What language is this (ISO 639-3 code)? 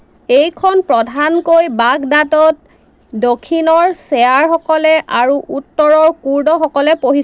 asm